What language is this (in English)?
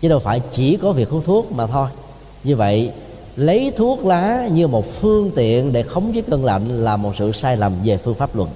Vietnamese